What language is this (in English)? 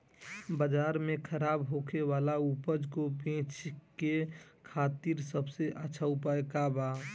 Bhojpuri